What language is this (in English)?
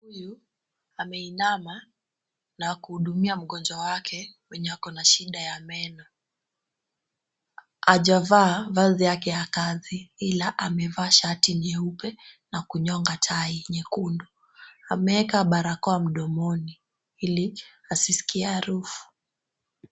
Swahili